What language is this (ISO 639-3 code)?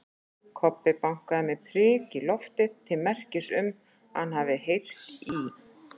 isl